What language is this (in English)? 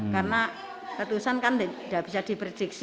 Indonesian